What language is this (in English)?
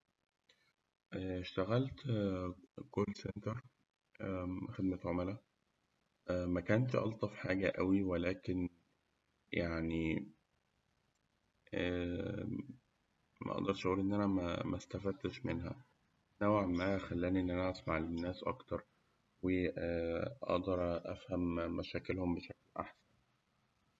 Egyptian Arabic